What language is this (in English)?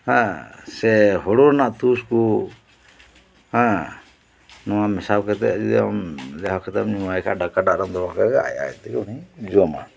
Santali